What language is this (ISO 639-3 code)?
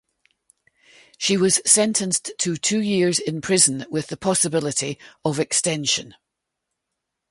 eng